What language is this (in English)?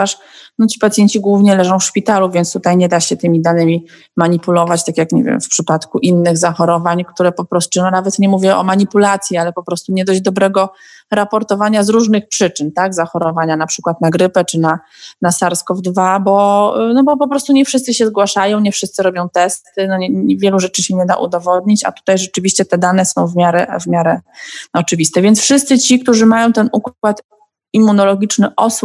Polish